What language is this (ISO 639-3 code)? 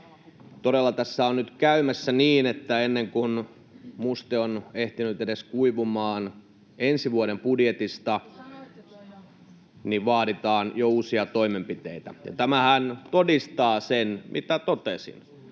fin